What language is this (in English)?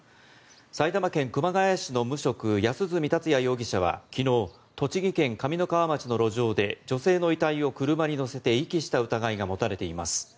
Japanese